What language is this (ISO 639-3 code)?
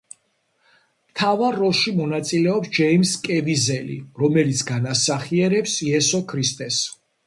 kat